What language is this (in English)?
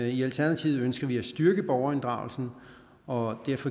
Danish